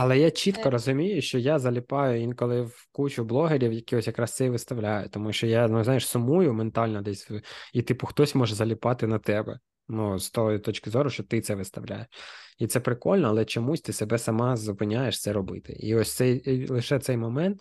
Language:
Ukrainian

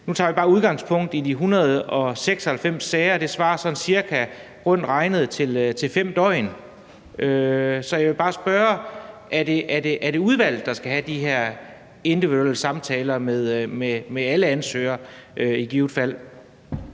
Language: Danish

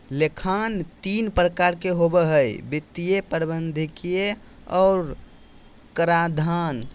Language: Magahi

